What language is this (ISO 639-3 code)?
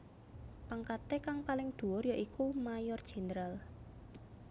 jav